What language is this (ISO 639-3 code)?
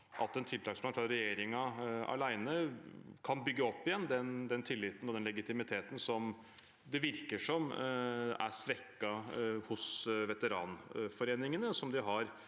nor